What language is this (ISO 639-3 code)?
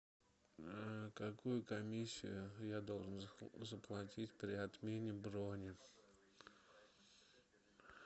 rus